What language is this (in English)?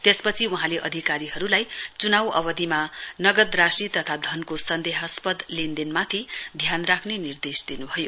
Nepali